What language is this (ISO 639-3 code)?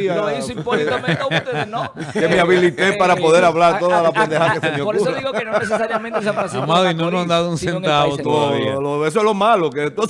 spa